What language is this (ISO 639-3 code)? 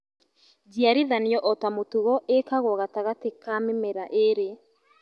kik